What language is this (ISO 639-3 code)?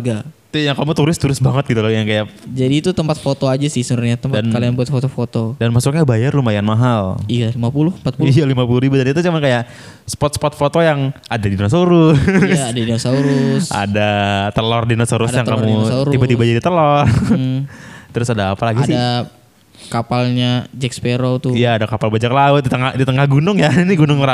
ind